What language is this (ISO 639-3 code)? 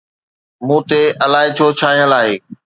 snd